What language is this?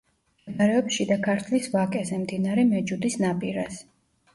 Georgian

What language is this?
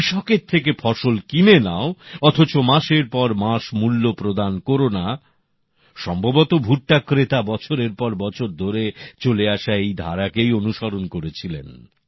Bangla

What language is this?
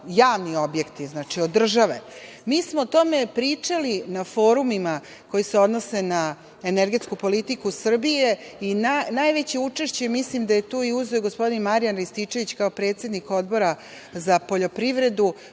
Serbian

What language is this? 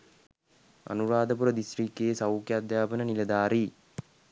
Sinhala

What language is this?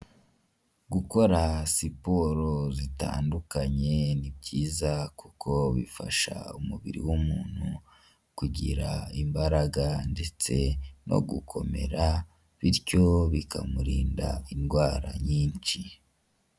Kinyarwanda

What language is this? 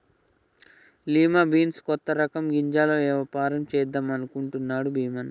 Telugu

